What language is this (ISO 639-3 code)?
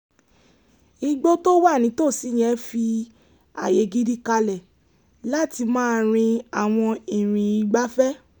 yor